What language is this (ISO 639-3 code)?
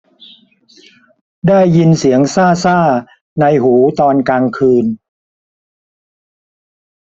tha